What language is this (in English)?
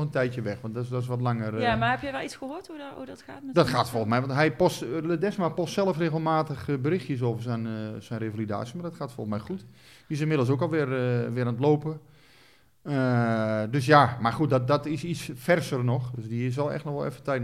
Dutch